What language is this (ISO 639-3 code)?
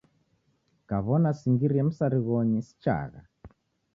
dav